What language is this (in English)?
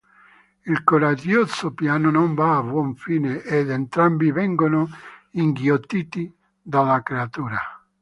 Italian